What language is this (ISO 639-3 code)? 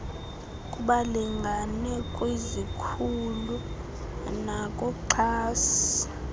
xho